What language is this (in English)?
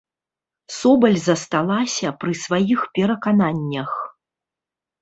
Belarusian